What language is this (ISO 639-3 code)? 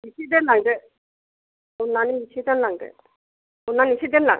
brx